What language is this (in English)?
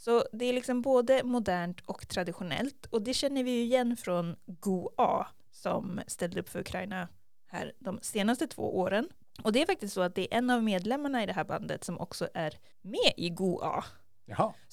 Swedish